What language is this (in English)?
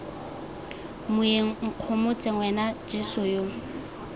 Tswana